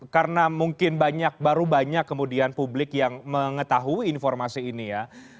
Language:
Indonesian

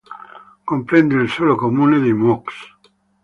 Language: Italian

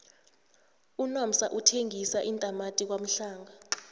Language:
South Ndebele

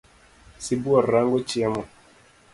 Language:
Luo (Kenya and Tanzania)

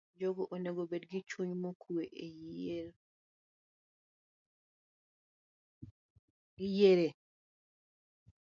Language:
Luo (Kenya and Tanzania)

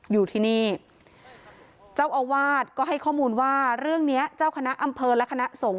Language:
Thai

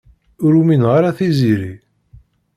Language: Kabyle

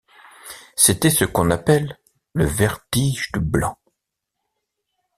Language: French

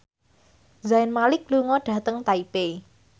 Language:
Javanese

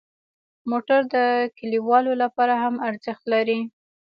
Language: Pashto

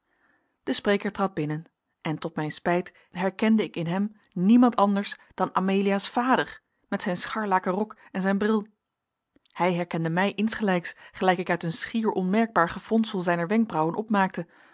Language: Dutch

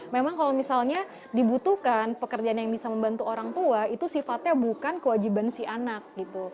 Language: Indonesian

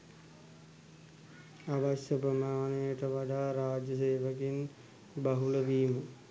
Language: Sinhala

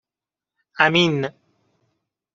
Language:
Persian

